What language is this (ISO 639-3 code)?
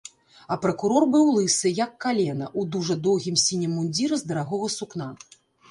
bel